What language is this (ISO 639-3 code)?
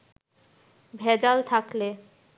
ben